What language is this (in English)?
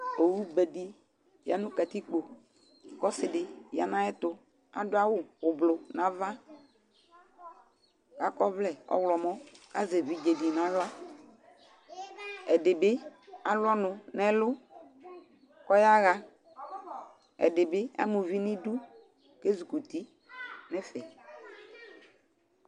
Ikposo